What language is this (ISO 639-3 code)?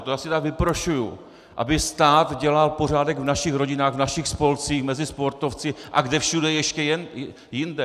ces